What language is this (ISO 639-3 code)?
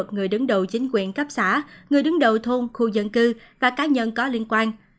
vie